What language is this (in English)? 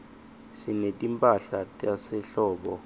Swati